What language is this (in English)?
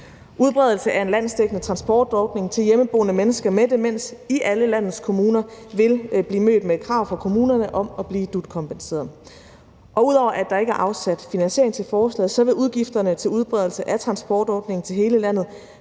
Danish